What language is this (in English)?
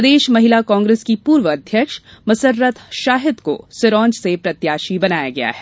Hindi